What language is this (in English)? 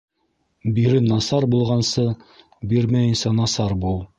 Bashkir